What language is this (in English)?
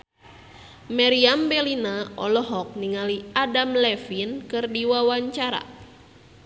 Sundanese